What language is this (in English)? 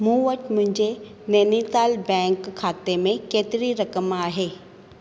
Sindhi